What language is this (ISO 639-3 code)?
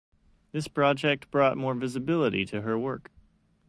eng